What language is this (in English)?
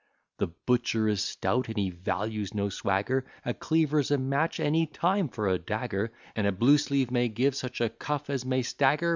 English